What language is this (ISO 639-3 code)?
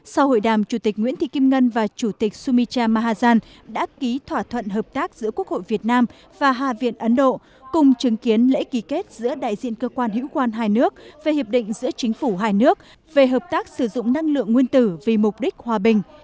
vie